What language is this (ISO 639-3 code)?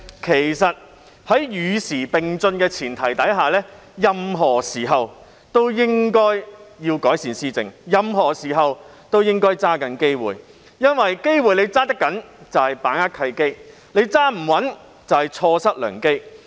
yue